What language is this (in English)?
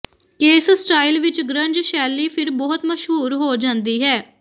Punjabi